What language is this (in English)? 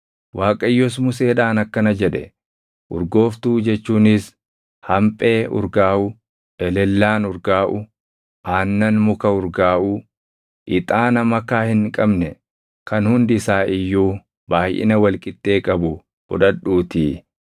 Oromo